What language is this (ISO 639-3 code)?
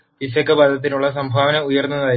mal